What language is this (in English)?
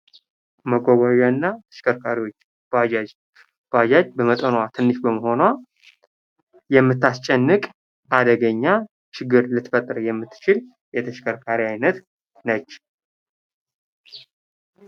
Amharic